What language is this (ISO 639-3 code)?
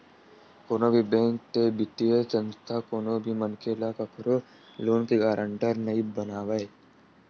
hne